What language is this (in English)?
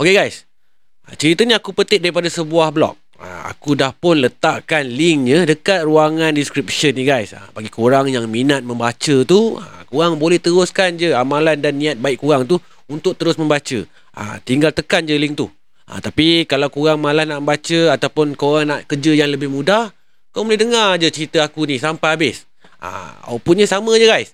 Malay